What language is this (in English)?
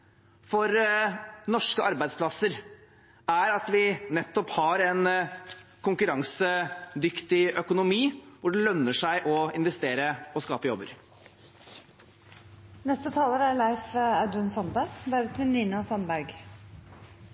Norwegian